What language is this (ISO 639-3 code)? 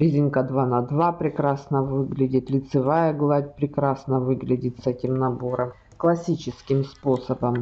rus